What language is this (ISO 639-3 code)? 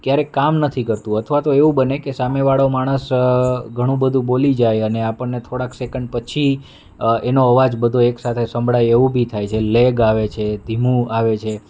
guj